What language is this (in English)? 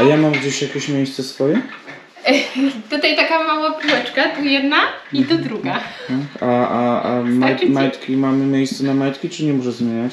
Polish